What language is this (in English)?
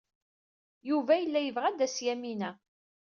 Kabyle